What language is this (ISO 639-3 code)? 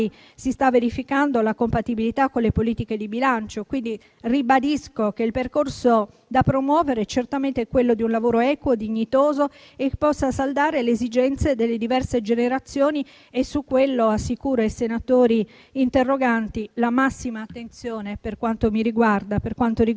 ita